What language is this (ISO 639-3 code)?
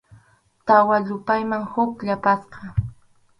qxu